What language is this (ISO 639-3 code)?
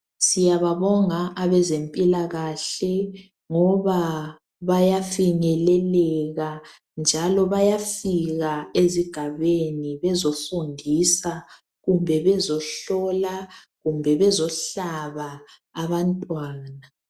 nde